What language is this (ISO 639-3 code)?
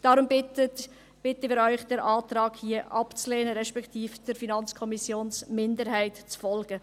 gsw